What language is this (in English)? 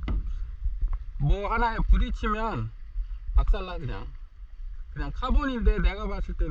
Korean